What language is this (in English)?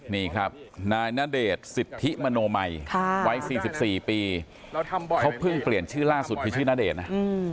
Thai